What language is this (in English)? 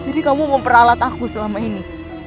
Indonesian